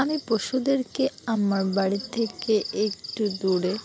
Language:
Bangla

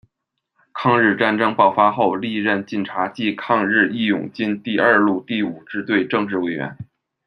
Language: Chinese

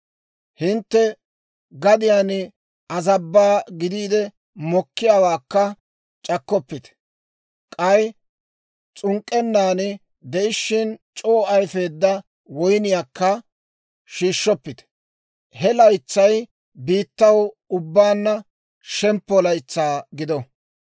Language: Dawro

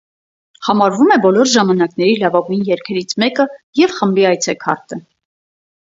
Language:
Armenian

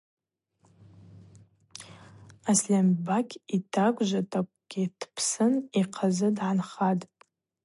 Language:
Abaza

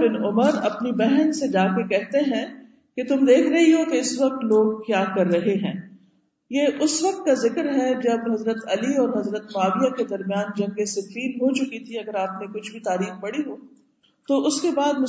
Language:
Urdu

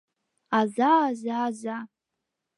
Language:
Mari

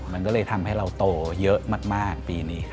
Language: Thai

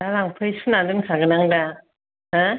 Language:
Bodo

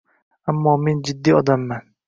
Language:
Uzbek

